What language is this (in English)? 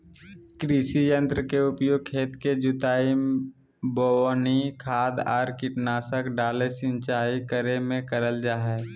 Magahi